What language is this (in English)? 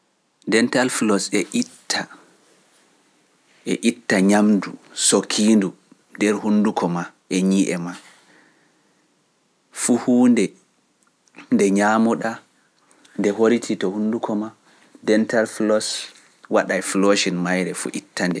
Pular